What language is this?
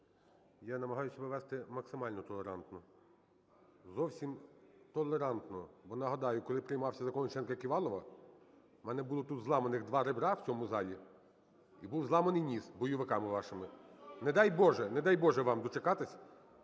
Ukrainian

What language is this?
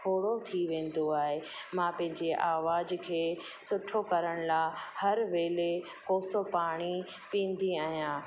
Sindhi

